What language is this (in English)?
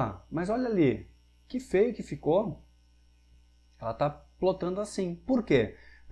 Portuguese